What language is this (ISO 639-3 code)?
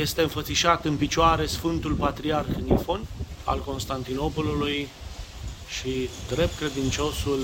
ron